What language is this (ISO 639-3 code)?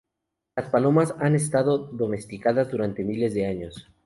spa